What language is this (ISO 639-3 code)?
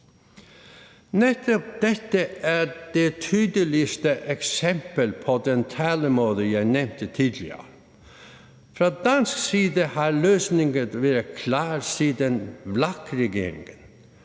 dan